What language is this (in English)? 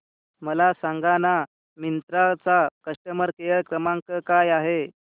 Marathi